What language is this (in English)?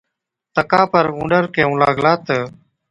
Od